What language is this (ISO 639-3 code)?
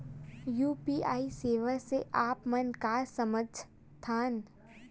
hne